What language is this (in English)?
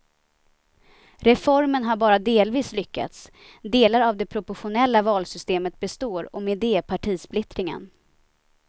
Swedish